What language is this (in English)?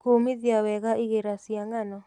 Kikuyu